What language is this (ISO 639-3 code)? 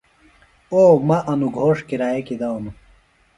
phl